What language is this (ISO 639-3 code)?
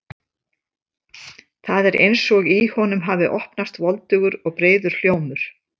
isl